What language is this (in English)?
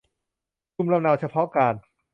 Thai